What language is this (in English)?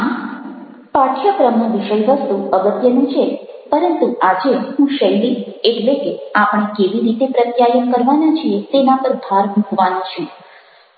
Gujarati